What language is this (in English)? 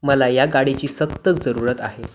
Marathi